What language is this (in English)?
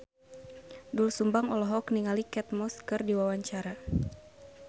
Sundanese